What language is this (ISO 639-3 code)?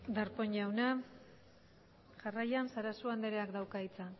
eus